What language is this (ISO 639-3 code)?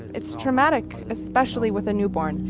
eng